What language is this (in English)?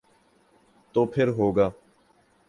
Urdu